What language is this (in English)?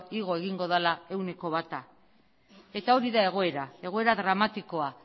Basque